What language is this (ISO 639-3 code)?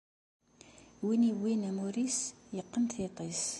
kab